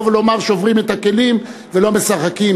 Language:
Hebrew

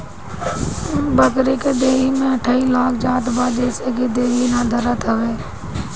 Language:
Bhojpuri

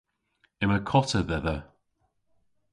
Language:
Cornish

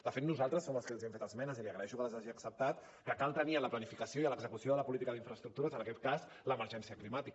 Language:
Catalan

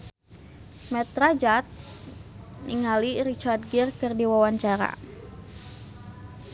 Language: Sundanese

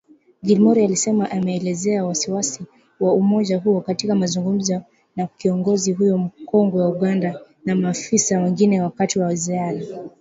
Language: Swahili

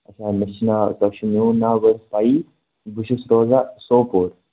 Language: Kashmiri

